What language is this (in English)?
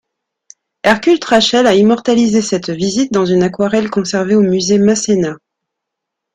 French